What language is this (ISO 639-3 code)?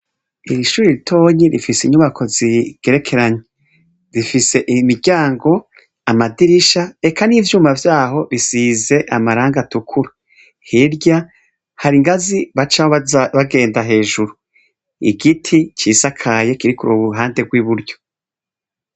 run